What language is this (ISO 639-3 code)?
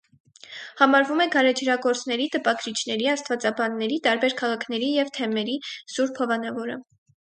hye